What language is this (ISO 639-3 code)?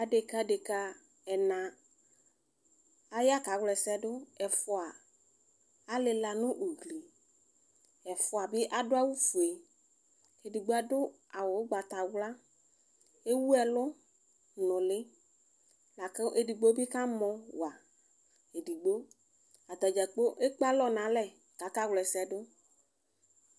kpo